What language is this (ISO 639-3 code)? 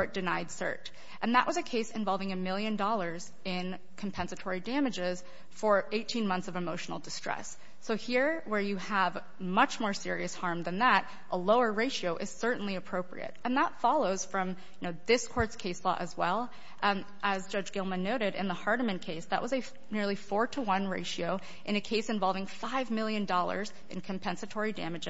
eng